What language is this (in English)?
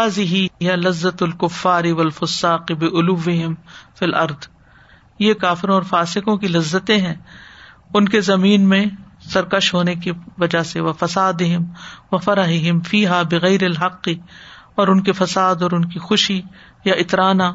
Urdu